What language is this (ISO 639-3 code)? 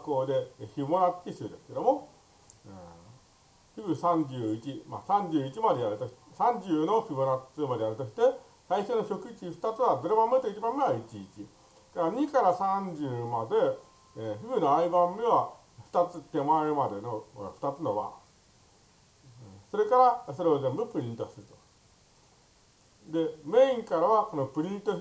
jpn